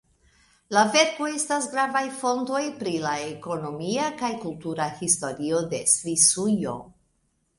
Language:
Esperanto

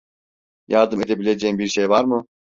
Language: Turkish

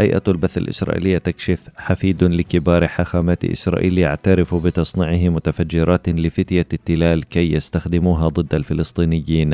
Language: Arabic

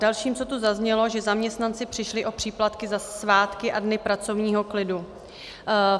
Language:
Czech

